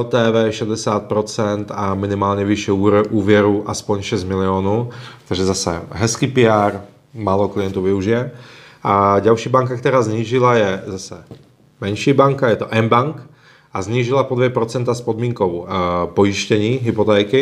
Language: Czech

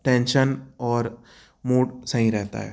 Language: Hindi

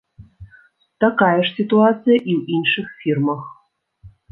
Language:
Belarusian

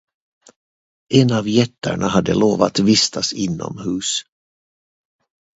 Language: Swedish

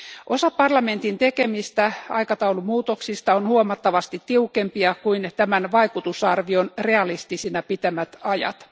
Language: Finnish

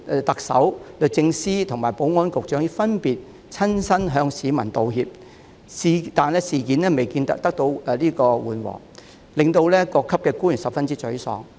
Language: Cantonese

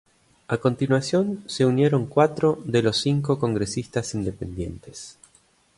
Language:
Spanish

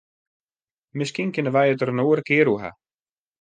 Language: Western Frisian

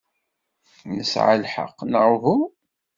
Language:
Kabyle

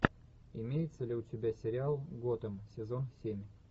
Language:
Russian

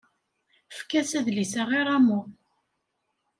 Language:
Kabyle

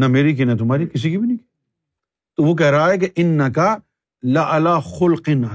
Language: Urdu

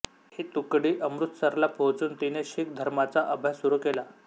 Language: Marathi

